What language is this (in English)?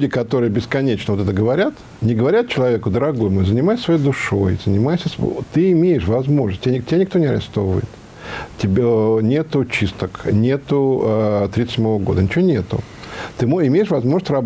Russian